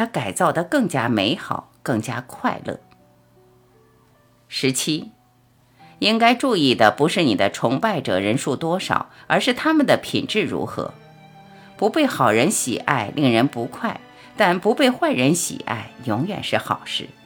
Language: Chinese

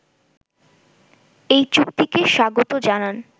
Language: Bangla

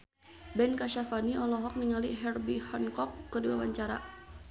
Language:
Sundanese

